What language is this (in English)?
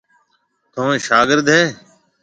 Marwari (Pakistan)